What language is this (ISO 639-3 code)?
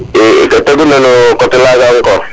srr